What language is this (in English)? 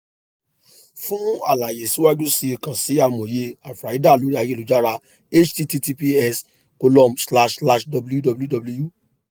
Yoruba